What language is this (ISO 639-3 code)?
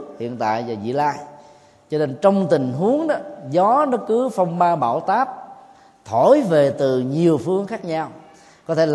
vie